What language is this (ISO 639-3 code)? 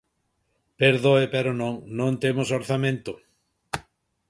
glg